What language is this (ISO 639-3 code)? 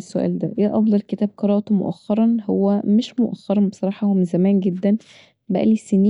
arz